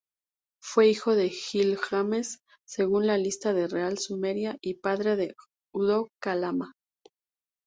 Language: Spanish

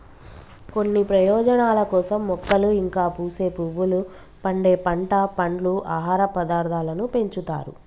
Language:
Telugu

